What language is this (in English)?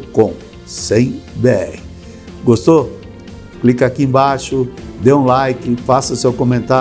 Portuguese